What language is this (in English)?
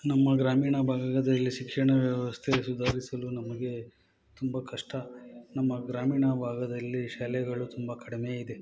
Kannada